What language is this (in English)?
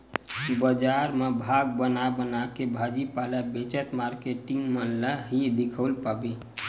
Chhattisgarhi